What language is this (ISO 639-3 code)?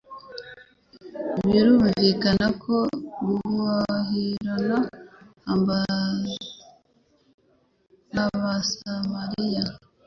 kin